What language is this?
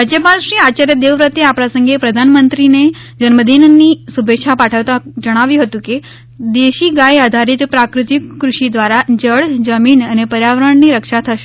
Gujarati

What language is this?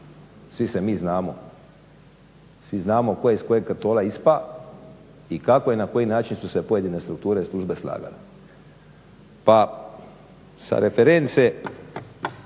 Croatian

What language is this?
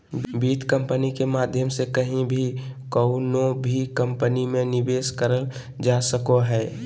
Magahi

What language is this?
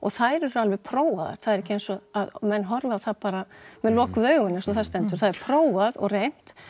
Icelandic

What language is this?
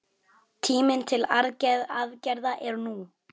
Icelandic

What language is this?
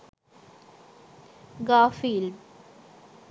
Sinhala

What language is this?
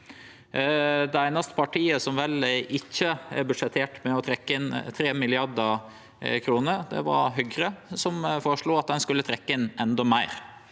Norwegian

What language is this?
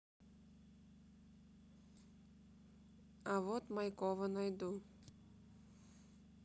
Russian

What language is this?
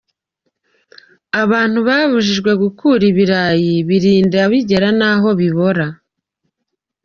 Kinyarwanda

